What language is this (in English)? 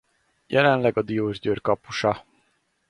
Hungarian